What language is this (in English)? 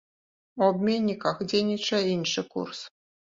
Belarusian